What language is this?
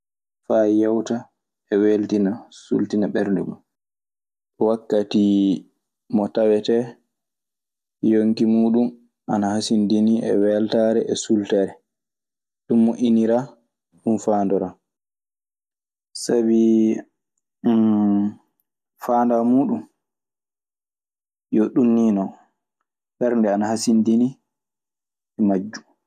Maasina Fulfulde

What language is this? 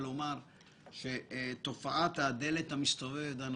Hebrew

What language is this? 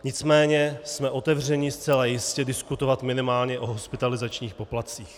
Czech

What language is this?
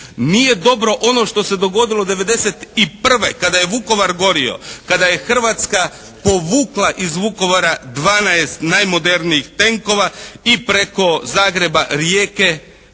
Croatian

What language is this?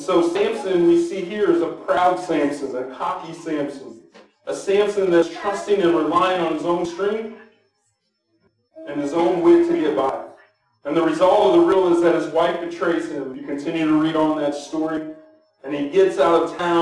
English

